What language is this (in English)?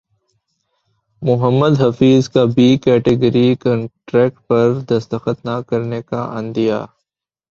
Urdu